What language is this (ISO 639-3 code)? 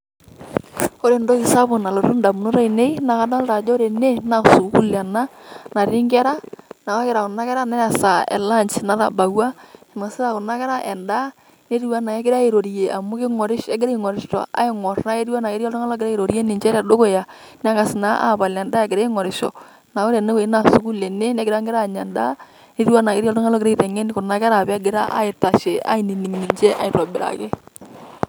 mas